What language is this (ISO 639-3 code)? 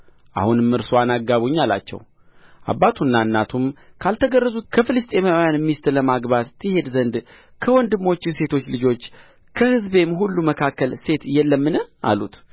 amh